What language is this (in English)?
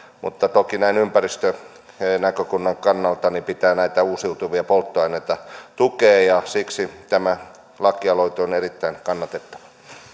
Finnish